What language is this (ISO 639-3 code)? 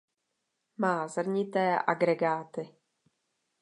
ces